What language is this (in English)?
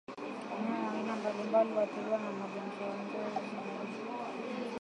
Swahili